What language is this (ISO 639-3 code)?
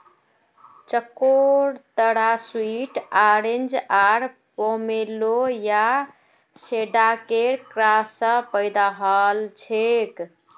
mag